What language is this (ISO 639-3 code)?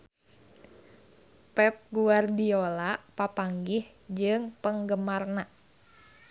sun